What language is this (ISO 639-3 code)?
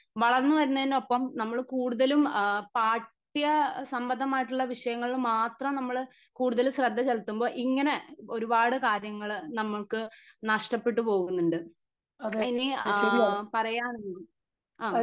mal